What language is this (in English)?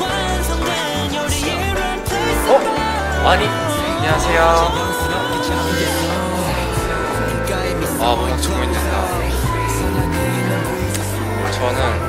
Korean